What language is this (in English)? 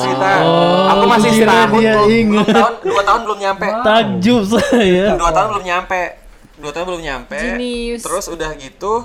Indonesian